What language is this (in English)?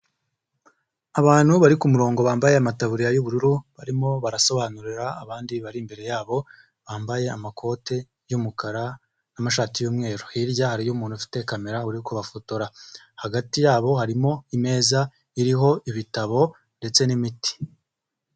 Kinyarwanda